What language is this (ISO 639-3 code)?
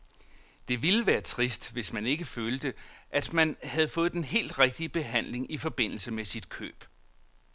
dan